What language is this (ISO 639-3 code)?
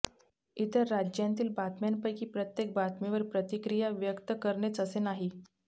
mar